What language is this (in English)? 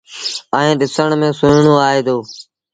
Sindhi Bhil